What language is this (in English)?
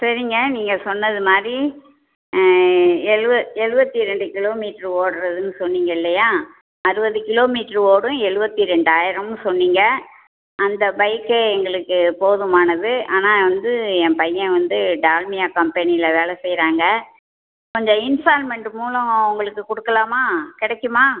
Tamil